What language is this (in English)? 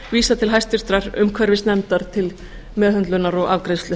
Icelandic